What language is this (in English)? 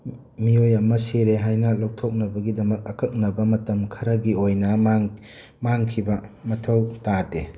Manipuri